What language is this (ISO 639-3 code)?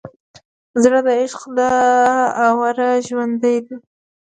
pus